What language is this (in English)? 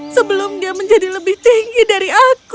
Indonesian